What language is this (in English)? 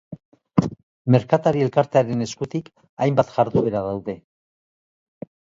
Basque